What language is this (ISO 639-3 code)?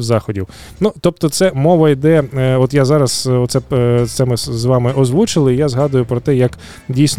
ukr